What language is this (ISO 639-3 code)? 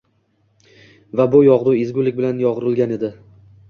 uzb